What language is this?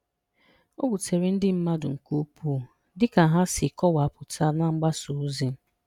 Igbo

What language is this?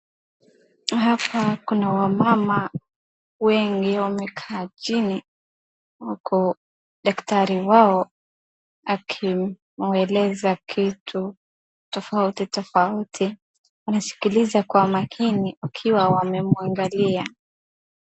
Swahili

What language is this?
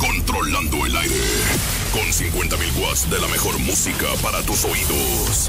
Spanish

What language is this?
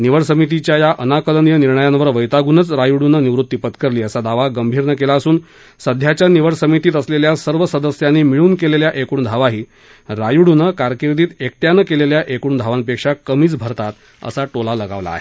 Marathi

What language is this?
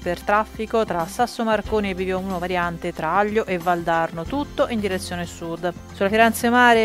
Italian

